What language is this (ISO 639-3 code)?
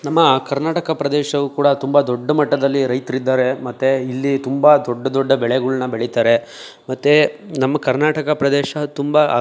kan